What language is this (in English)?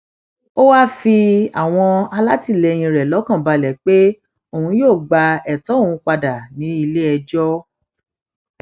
Yoruba